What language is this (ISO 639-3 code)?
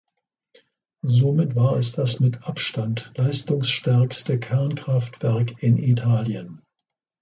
deu